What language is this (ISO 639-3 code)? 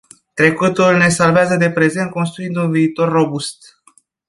ron